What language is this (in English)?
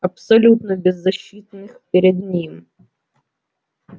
Russian